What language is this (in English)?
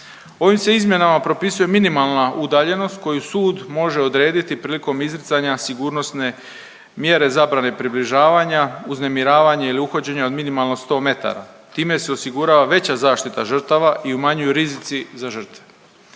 Croatian